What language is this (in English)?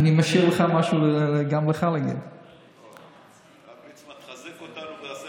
Hebrew